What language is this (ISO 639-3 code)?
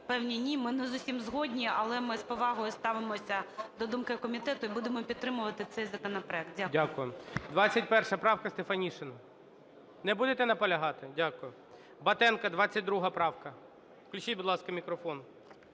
ukr